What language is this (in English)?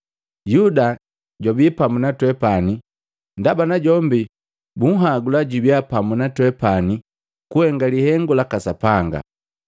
Matengo